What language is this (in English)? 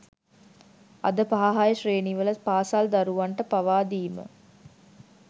Sinhala